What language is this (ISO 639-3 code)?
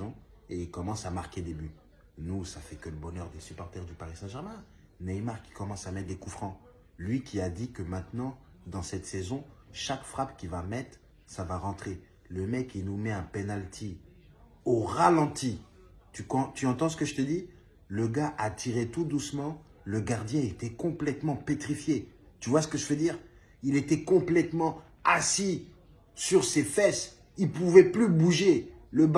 fra